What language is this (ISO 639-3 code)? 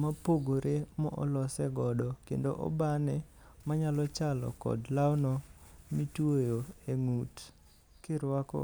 luo